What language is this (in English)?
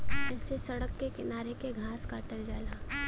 Bhojpuri